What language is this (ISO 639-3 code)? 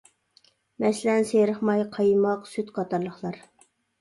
uig